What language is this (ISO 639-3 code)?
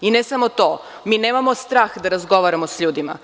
srp